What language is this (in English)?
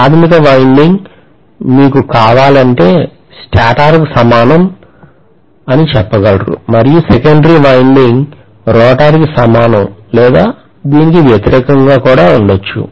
Telugu